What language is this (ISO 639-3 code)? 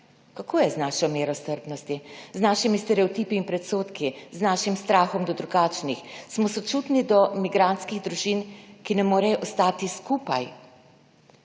slv